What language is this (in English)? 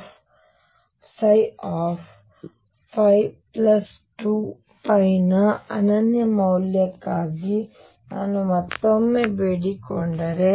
Kannada